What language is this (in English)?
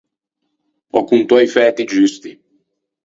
Ligurian